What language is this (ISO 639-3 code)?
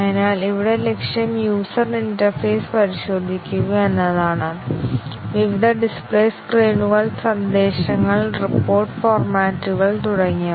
mal